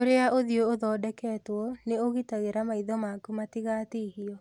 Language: Kikuyu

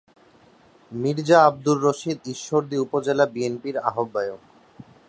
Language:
Bangla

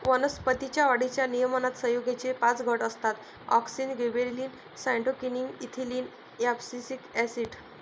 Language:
Marathi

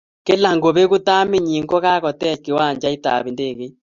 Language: Kalenjin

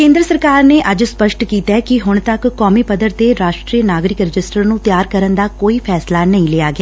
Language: Punjabi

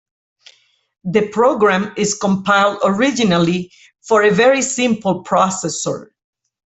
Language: English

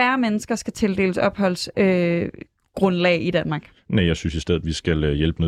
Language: Danish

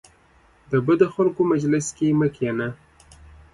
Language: Pashto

